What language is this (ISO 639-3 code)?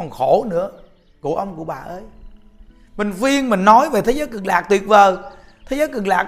vie